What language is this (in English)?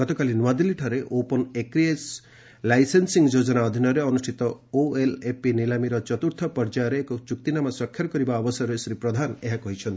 Odia